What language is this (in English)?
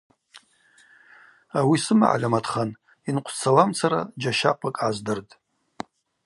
Abaza